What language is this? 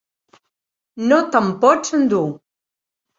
Catalan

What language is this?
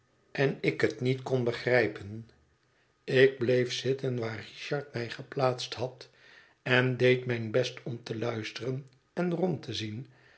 Dutch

